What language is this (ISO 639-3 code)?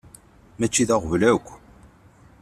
kab